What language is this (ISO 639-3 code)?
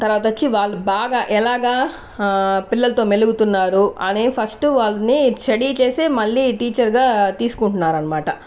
tel